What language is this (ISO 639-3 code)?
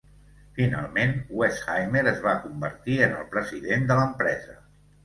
cat